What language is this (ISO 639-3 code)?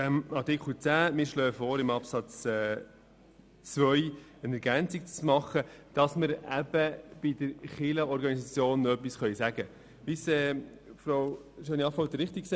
gsw